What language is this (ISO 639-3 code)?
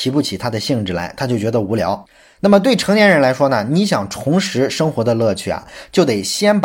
zho